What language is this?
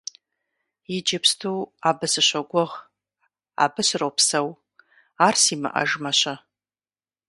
Kabardian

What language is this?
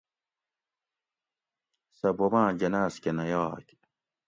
Gawri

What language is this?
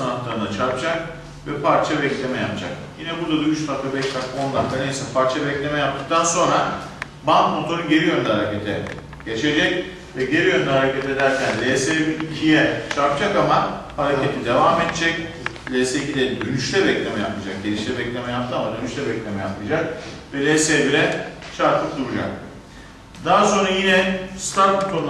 Turkish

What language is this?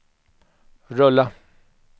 Swedish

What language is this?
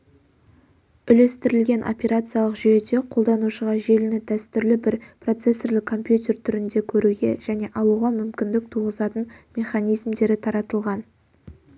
Kazakh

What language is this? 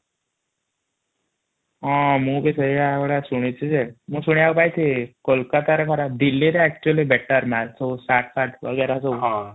Odia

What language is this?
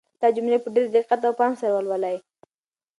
Pashto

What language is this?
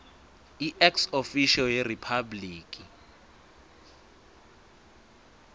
Swati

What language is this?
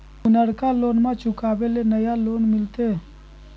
Magahi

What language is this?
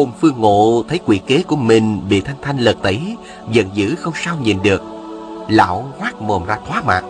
Vietnamese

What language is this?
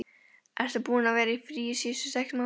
Icelandic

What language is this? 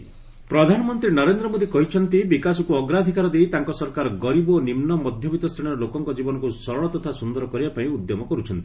Odia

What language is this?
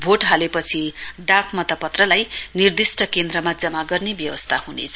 Nepali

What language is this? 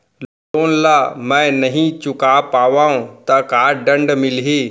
Chhattisgarhi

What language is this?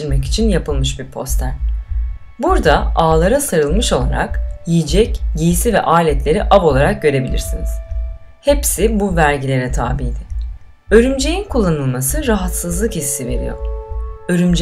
Turkish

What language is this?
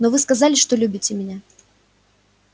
Russian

